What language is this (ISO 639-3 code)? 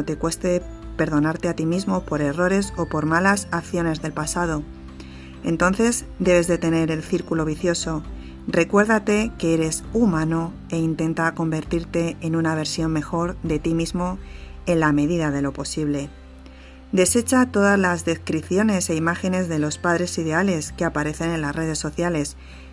spa